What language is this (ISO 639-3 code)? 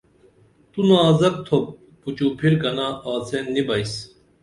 dml